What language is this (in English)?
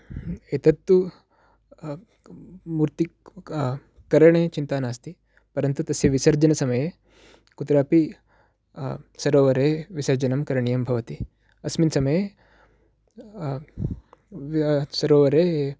Sanskrit